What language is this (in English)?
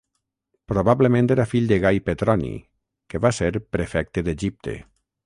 Catalan